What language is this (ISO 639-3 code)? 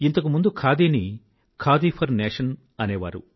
tel